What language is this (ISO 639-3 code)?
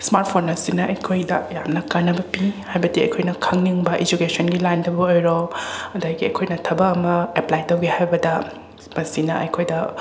mni